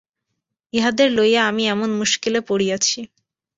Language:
Bangla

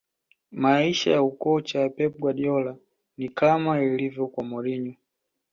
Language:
Swahili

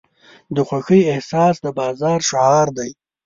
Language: Pashto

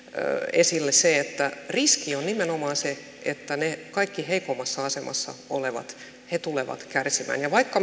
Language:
Finnish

